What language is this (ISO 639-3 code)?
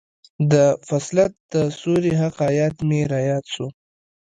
pus